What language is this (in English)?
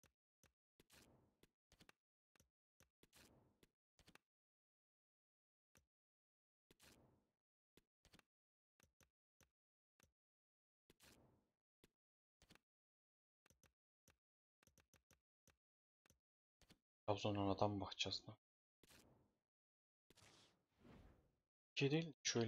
Turkish